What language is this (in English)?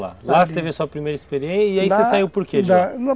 Portuguese